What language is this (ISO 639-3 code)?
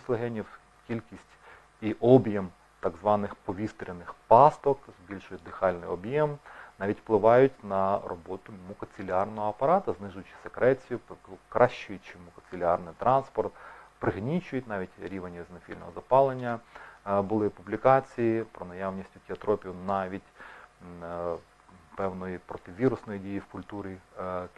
ukr